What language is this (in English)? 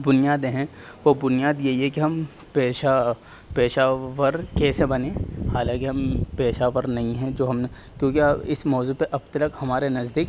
Urdu